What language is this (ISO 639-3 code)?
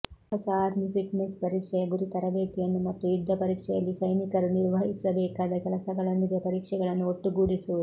kan